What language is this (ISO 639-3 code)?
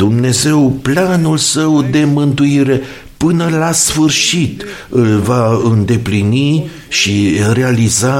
ron